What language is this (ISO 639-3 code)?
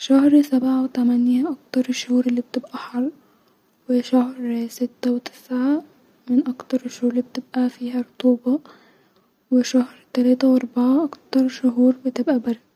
arz